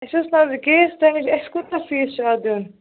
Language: Kashmiri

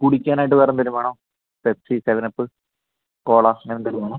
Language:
Malayalam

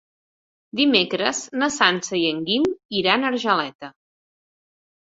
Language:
Catalan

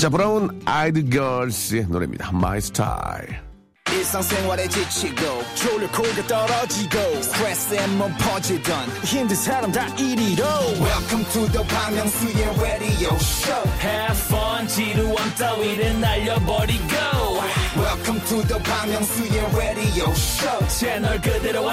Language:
Korean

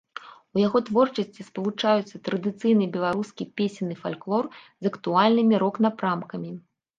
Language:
Belarusian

